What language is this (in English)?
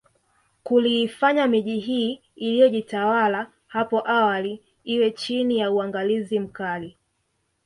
Swahili